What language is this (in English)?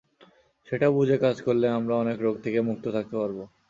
Bangla